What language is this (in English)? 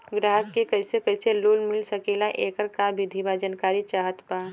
Bhojpuri